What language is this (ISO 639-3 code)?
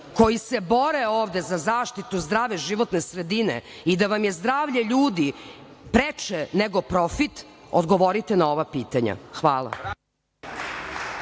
srp